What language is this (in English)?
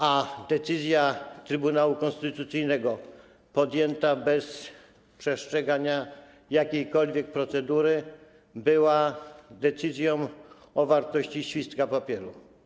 Polish